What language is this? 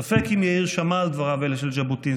Hebrew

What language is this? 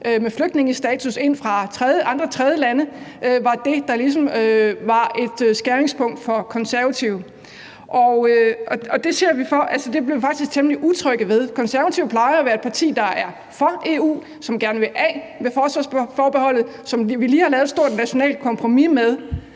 Danish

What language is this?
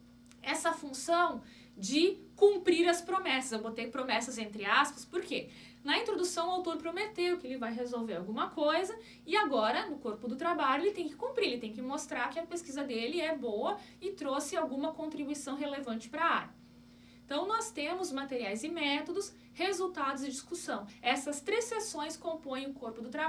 Portuguese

